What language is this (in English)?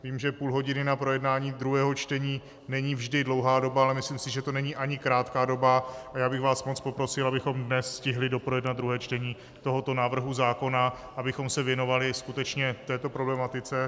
Czech